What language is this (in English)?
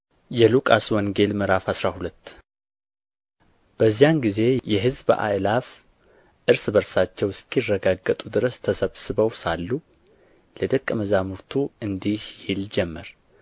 Amharic